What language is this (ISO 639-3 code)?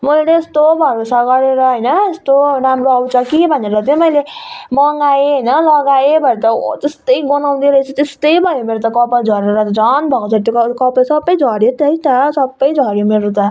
nep